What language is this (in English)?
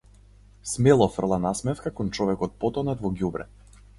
Macedonian